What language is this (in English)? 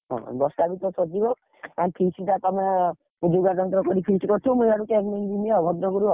Odia